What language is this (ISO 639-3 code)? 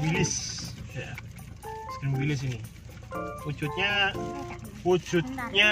ind